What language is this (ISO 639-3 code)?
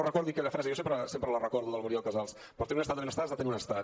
cat